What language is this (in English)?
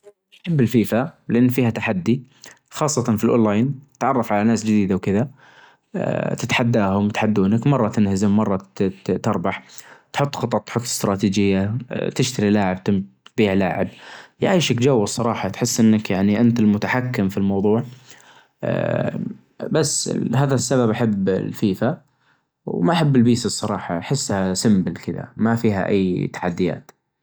Najdi Arabic